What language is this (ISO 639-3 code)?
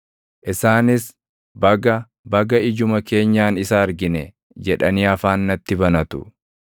orm